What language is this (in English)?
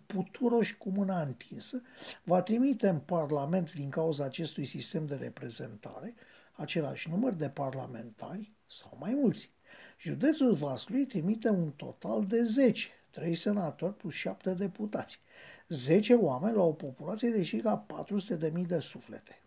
Romanian